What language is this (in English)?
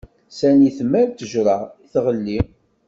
Kabyle